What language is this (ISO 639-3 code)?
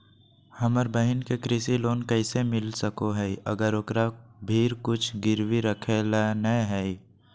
mag